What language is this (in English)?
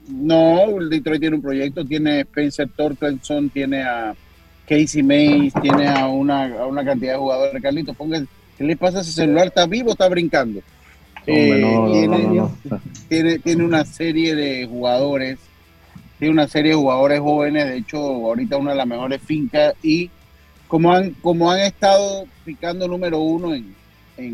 Spanish